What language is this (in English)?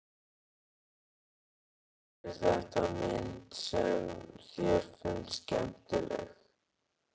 Icelandic